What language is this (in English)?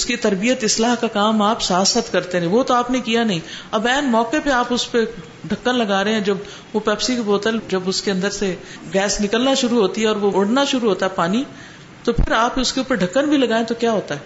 Urdu